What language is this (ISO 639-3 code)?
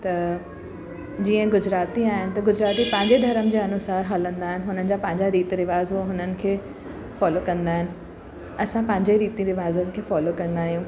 snd